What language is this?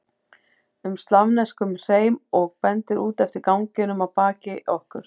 Icelandic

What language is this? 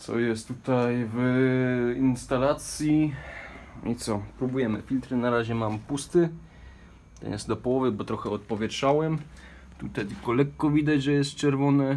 Polish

